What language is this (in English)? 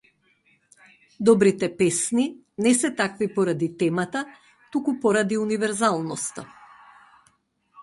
Macedonian